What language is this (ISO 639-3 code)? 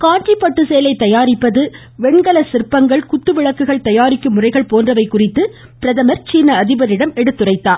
tam